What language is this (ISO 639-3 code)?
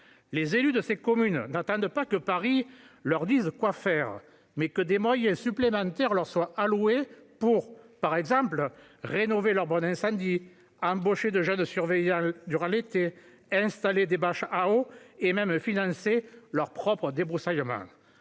fra